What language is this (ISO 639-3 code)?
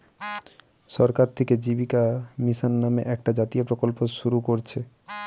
ben